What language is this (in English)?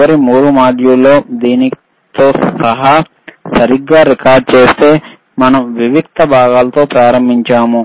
Telugu